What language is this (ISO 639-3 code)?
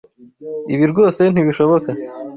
kin